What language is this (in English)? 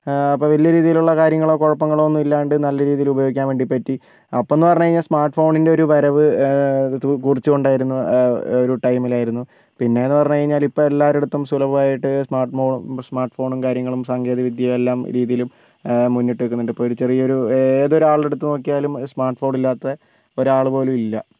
Malayalam